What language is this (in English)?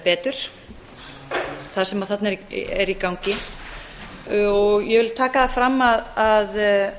Icelandic